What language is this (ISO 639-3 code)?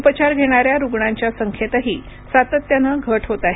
mar